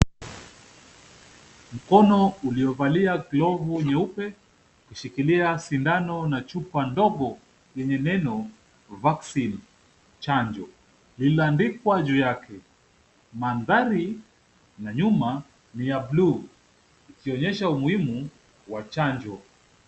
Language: Swahili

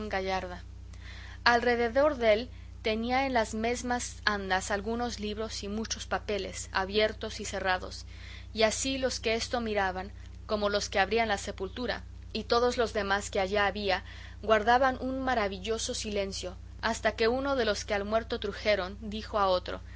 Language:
Spanish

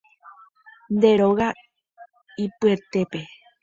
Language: Guarani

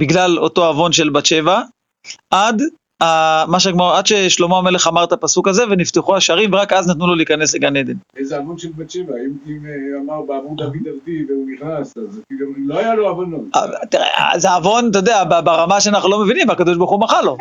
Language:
Hebrew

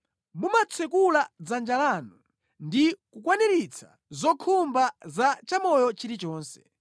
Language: Nyanja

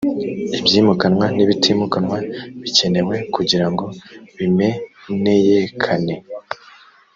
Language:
Kinyarwanda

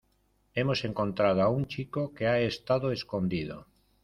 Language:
Spanish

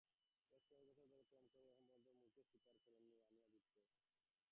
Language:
Bangla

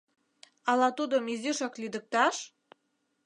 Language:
Mari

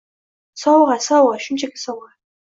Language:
Uzbek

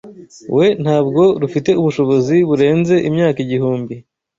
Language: Kinyarwanda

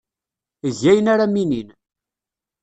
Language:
Kabyle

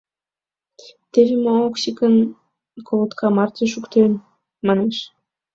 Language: Mari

